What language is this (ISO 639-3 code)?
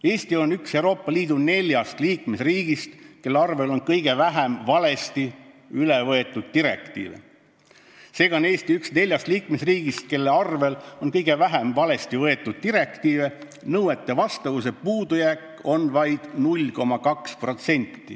est